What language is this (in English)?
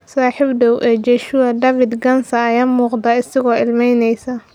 Somali